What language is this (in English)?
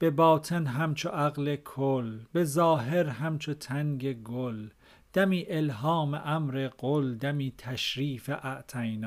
Persian